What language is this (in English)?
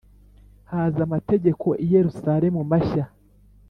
Kinyarwanda